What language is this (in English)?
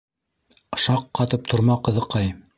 Bashkir